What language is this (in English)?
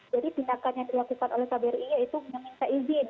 Indonesian